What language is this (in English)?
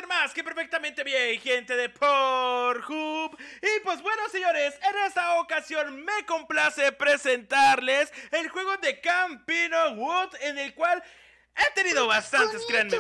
Spanish